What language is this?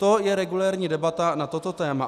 Czech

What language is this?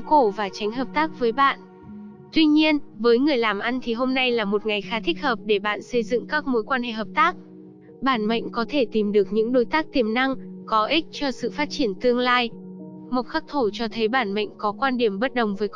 Vietnamese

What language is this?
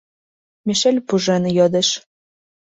Mari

